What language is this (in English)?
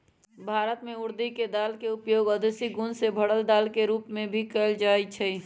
Magahi